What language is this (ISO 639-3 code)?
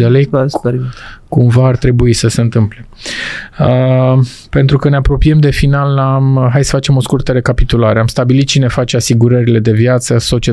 ron